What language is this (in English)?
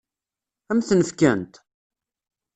Kabyle